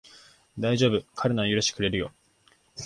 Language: Japanese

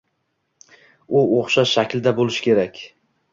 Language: Uzbek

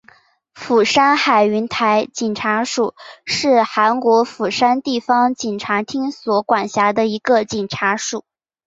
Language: Chinese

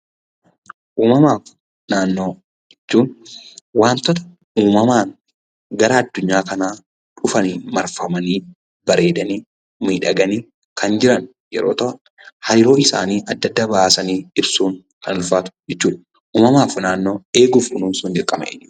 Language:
Oromo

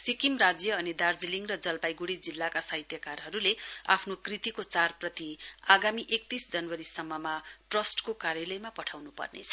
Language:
Nepali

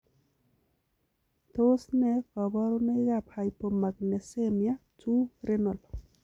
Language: Kalenjin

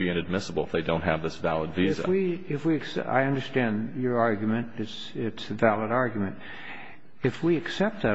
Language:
English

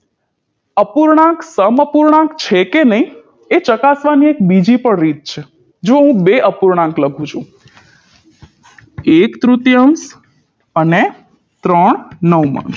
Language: Gujarati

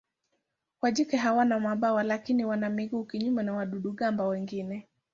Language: Swahili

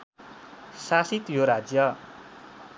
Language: Nepali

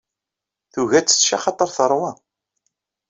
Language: Kabyle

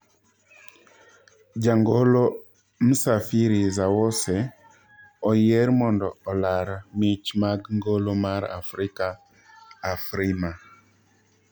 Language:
Luo (Kenya and Tanzania)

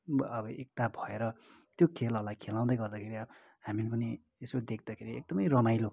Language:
Nepali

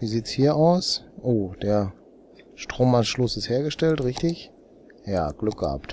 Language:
German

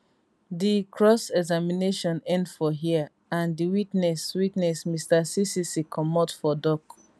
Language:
Nigerian Pidgin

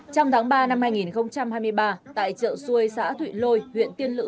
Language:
Vietnamese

